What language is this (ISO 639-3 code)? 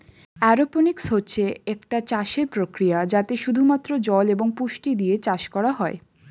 ben